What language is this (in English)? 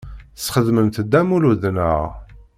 Kabyle